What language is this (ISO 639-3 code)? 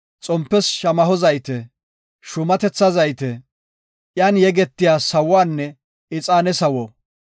gof